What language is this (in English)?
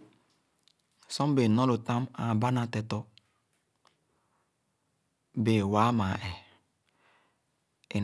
Khana